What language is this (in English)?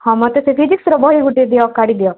Odia